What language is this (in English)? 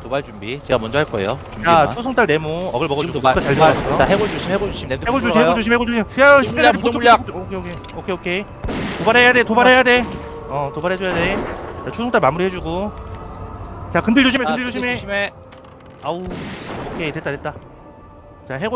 Korean